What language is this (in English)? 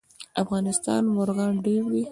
Pashto